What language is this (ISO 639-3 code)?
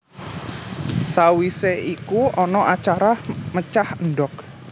jav